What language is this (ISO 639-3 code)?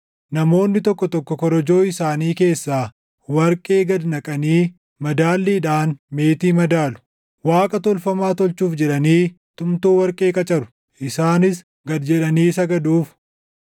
orm